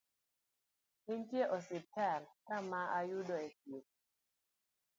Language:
Luo (Kenya and Tanzania)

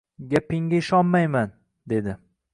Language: Uzbek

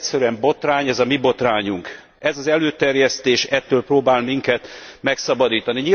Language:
Hungarian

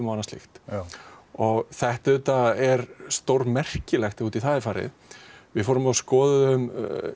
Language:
Icelandic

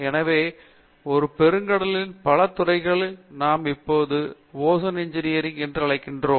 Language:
Tamil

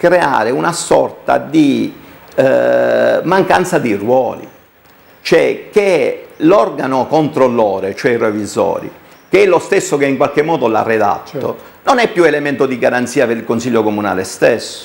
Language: Italian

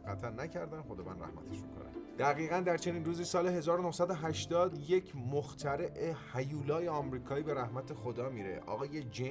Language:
Persian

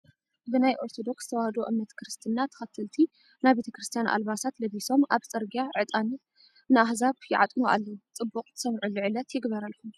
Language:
Tigrinya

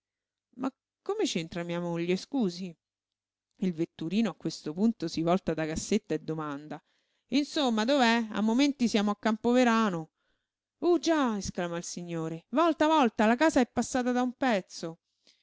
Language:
Italian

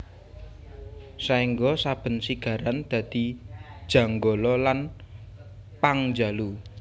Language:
Javanese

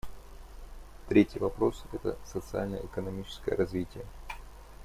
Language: Russian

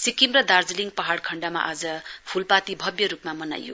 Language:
Nepali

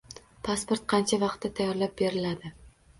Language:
Uzbek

